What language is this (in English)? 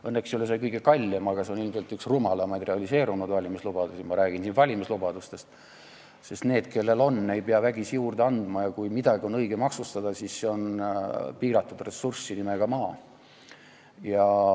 Estonian